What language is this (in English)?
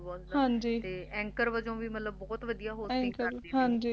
Punjabi